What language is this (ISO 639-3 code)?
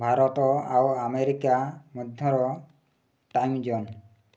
ori